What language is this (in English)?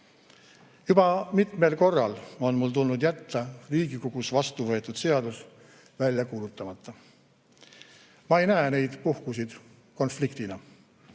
Estonian